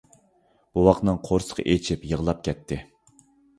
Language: Uyghur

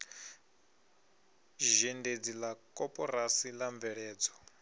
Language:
Venda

